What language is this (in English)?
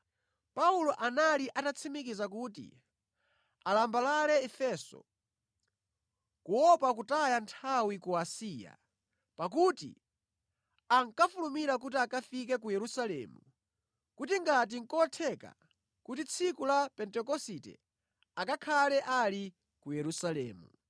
Nyanja